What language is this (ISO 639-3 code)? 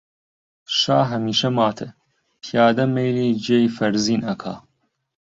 ckb